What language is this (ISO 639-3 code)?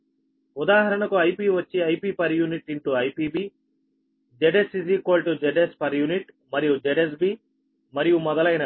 tel